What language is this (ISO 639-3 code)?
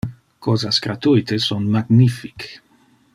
ina